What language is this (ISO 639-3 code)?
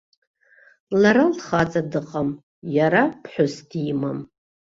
abk